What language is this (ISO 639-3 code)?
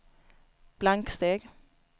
swe